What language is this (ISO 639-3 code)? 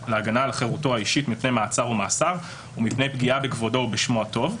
heb